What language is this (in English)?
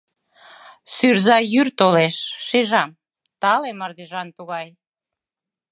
Mari